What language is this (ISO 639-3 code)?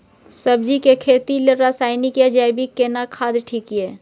mai